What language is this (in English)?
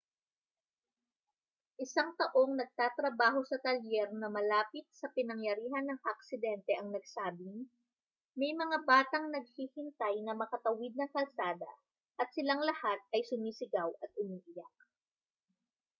Filipino